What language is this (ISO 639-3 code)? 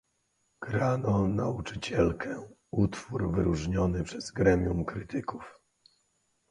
pol